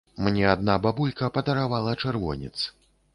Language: Belarusian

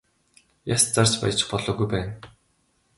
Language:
Mongolian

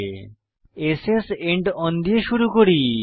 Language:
Bangla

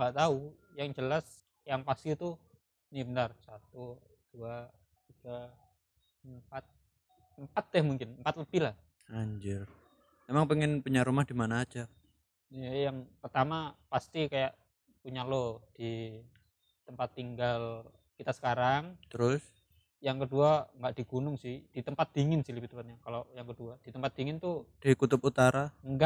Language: Indonesian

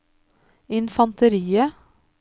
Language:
Norwegian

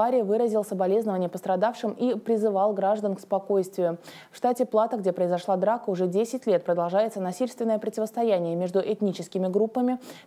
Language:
Russian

